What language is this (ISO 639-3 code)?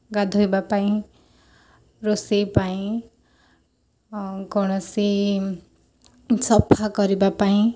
ori